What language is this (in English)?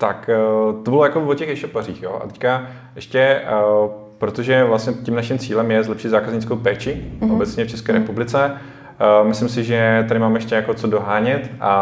Czech